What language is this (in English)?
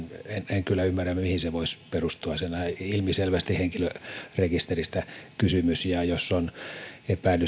Finnish